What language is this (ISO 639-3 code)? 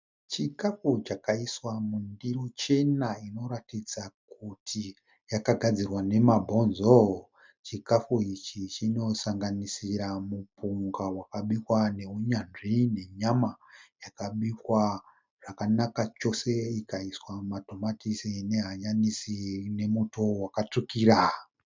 sna